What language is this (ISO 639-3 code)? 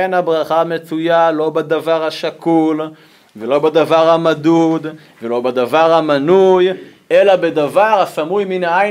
heb